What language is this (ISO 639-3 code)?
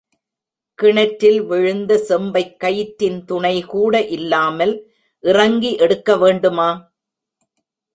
tam